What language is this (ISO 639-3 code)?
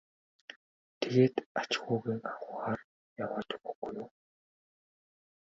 mon